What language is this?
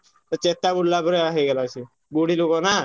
Odia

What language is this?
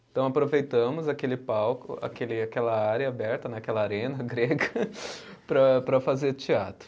Portuguese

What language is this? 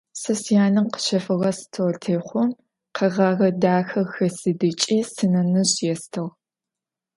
Adyghe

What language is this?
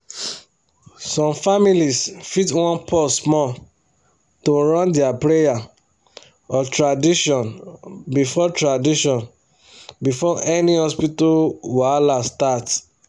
Nigerian Pidgin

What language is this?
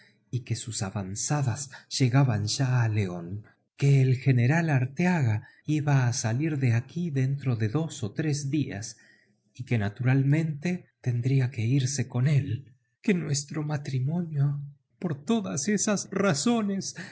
Spanish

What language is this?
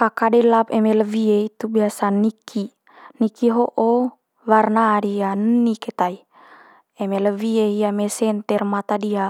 Manggarai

